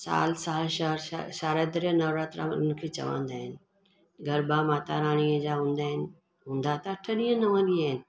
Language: Sindhi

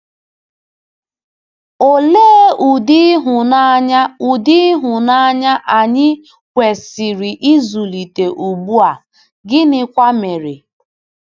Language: Igbo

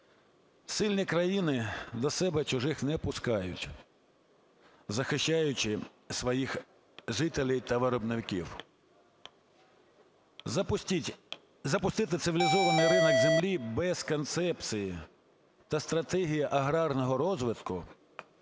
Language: Ukrainian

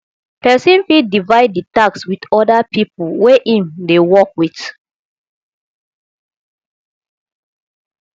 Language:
Nigerian Pidgin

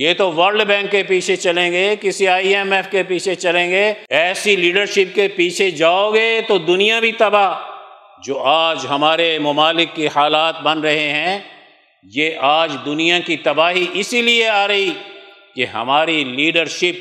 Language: Urdu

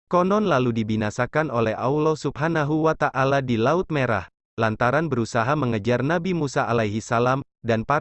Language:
Indonesian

